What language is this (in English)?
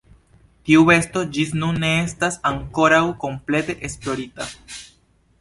Esperanto